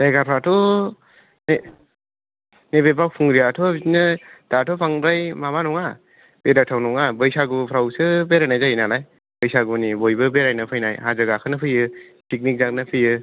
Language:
Bodo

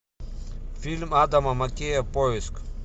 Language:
Russian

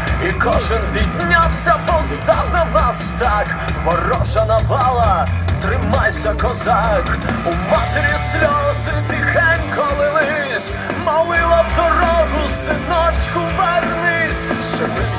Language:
Ukrainian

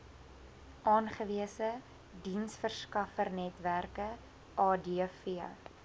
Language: Afrikaans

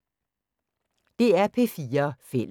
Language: Danish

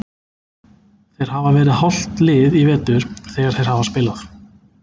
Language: Icelandic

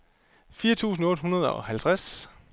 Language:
Danish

